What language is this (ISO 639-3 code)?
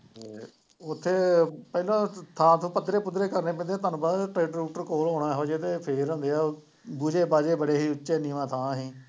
pan